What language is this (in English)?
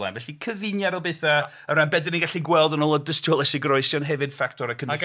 Welsh